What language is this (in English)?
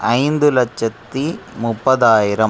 Tamil